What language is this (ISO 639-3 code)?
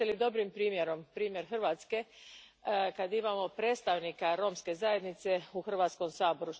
hrv